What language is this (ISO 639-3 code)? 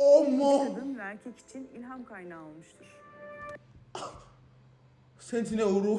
tur